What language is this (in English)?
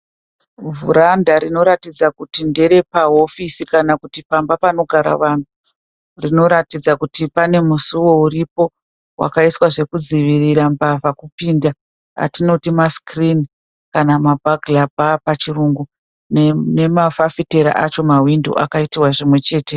Shona